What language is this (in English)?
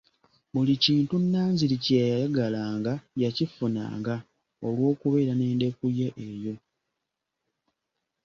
Ganda